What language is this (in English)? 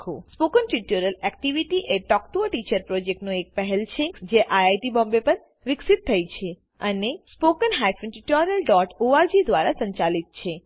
Gujarati